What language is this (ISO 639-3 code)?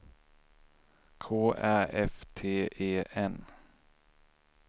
swe